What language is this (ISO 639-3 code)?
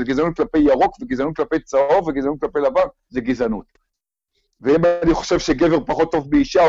heb